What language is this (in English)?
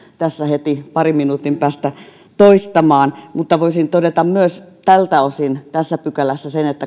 Finnish